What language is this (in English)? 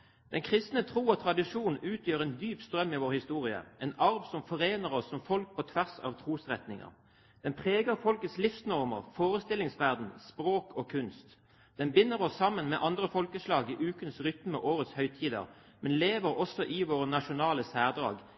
Norwegian Bokmål